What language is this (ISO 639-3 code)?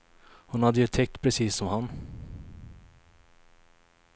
swe